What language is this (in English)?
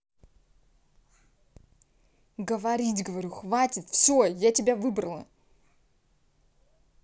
Russian